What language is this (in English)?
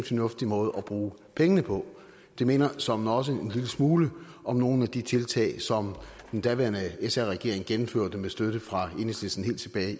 Danish